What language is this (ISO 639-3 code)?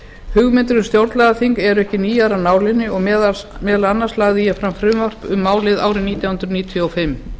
isl